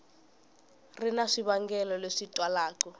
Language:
Tsonga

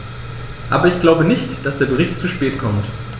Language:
German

